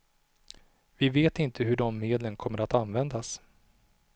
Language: Swedish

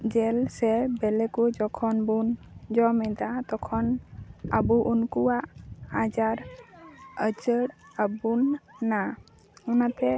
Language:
Santali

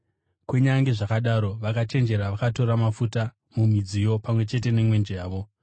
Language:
Shona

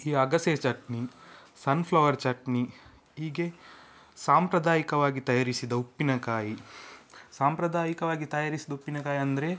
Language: Kannada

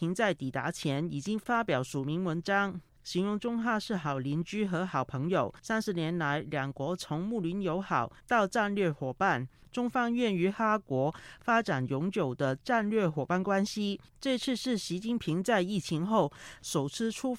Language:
Chinese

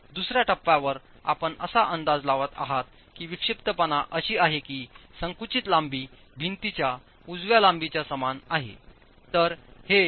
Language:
Marathi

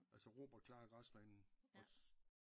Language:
Danish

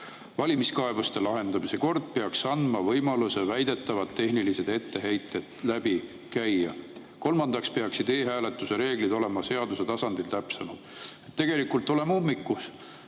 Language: Estonian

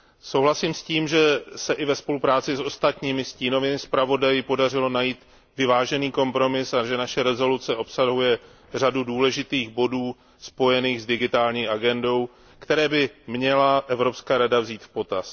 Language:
Czech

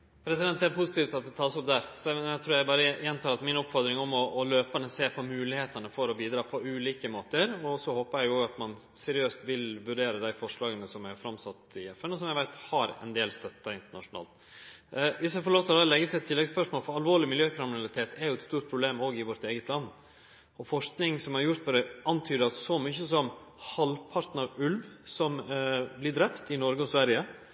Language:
Norwegian Nynorsk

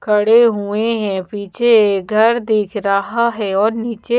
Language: Hindi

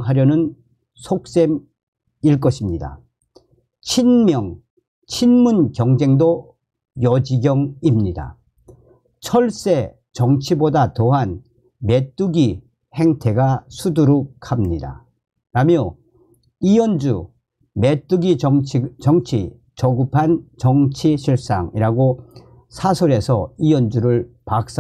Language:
Korean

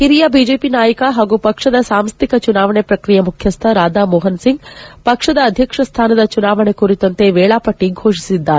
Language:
Kannada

